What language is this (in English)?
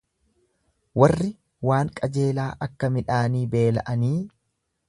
Oromo